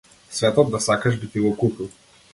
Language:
Macedonian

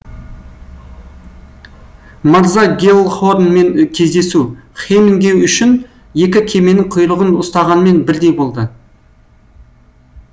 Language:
Kazakh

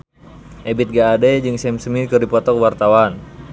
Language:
Sundanese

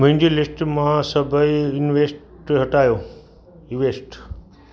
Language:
Sindhi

